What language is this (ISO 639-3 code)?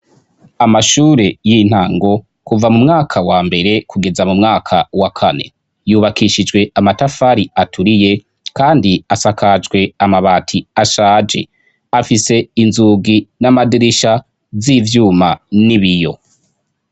run